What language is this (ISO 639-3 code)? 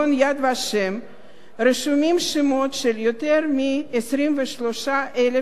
heb